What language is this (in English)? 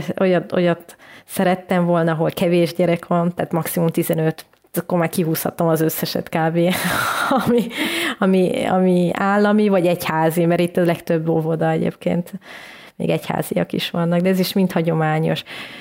Hungarian